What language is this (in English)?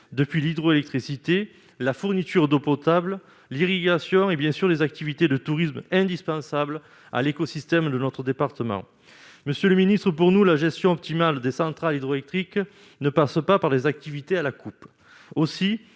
French